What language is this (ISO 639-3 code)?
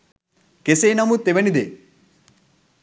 sin